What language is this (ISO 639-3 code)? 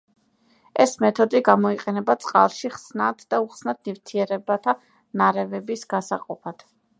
kat